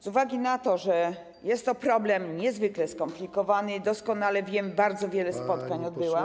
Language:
Polish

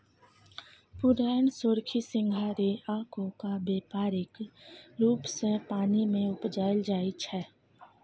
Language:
Maithili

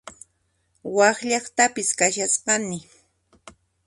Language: Puno Quechua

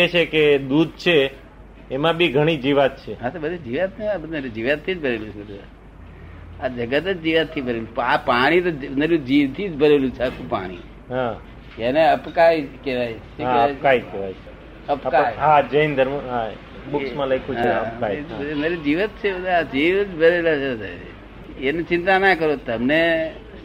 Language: Gujarati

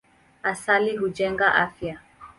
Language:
Swahili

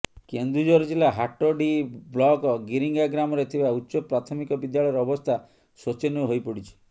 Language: Odia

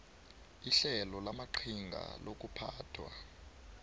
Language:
South Ndebele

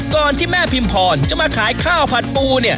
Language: Thai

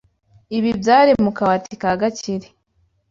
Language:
Kinyarwanda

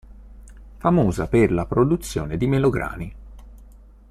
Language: Italian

